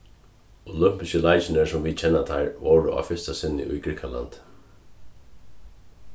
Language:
Faroese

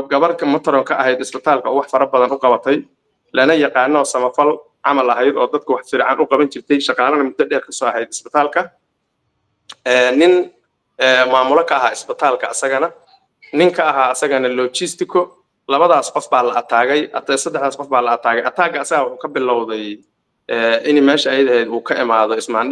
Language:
Arabic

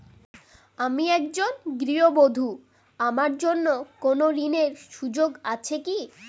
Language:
Bangla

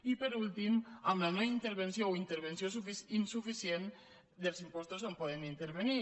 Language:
Catalan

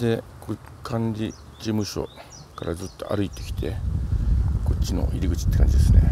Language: Japanese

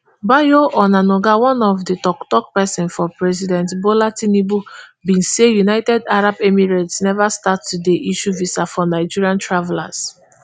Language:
Nigerian Pidgin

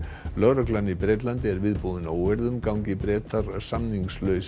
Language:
Icelandic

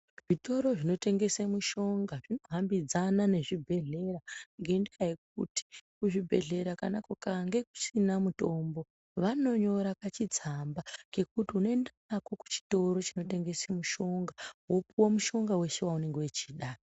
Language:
Ndau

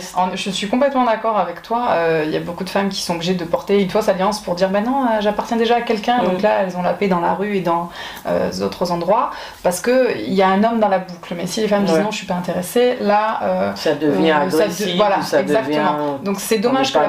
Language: French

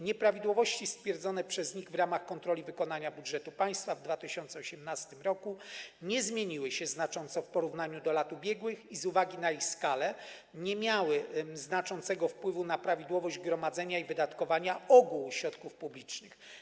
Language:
Polish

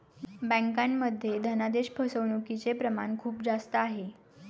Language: Marathi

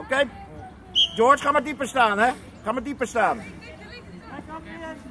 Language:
Dutch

